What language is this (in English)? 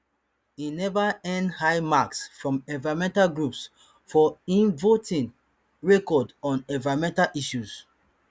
Nigerian Pidgin